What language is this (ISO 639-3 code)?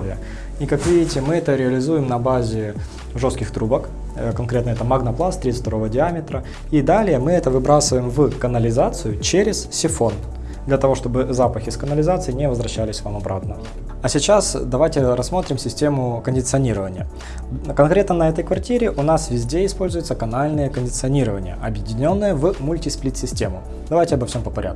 rus